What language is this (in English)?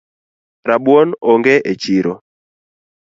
Luo (Kenya and Tanzania)